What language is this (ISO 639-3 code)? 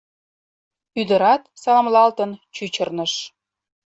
chm